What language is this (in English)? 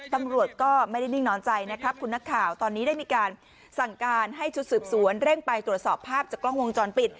Thai